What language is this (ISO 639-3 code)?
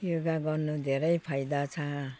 nep